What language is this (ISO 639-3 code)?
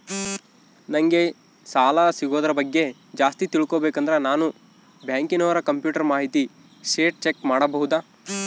kan